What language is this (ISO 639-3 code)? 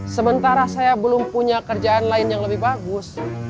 ind